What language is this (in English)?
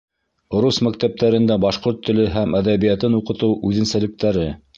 Bashkir